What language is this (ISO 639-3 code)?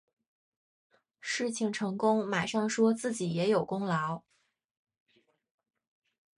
zho